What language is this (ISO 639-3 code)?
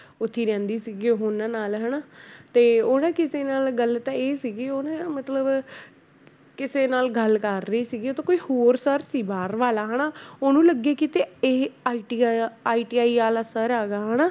pan